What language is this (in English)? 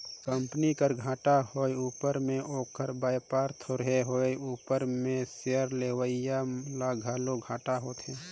Chhattisgarhi